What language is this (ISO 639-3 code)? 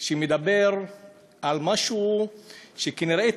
heb